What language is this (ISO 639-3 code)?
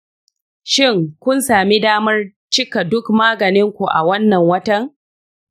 hau